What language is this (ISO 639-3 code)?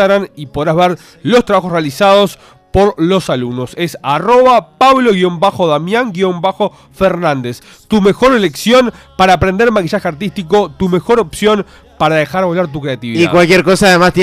spa